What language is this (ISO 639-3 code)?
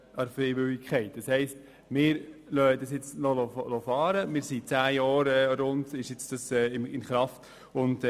gsw